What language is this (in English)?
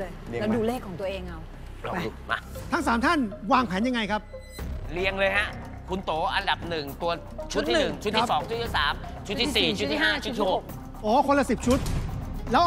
Thai